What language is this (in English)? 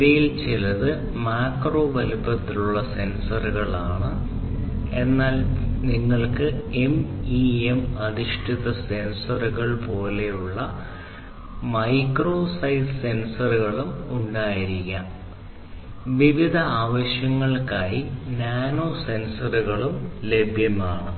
Malayalam